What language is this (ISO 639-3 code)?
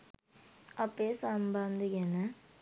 sin